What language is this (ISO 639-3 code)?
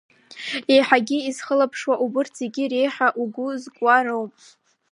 abk